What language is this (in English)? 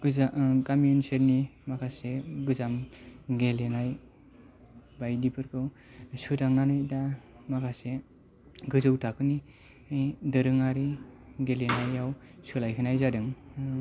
Bodo